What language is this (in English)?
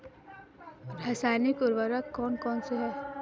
Hindi